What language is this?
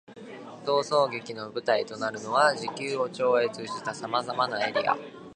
Japanese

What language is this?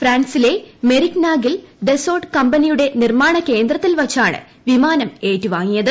Malayalam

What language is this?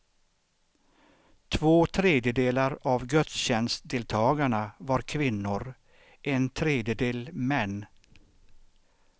Swedish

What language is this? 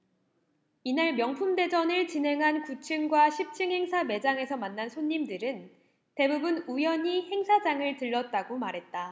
Korean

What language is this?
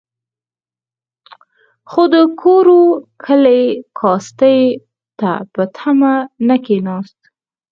Pashto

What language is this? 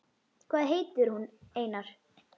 Icelandic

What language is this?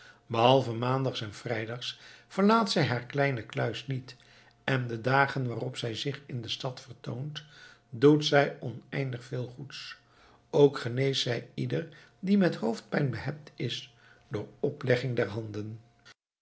Dutch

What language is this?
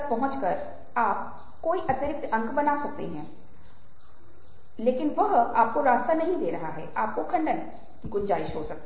Hindi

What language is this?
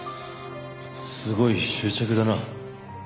Japanese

